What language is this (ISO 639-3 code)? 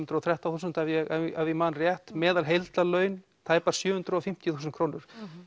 isl